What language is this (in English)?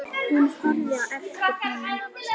Icelandic